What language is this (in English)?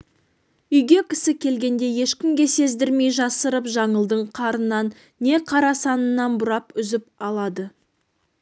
Kazakh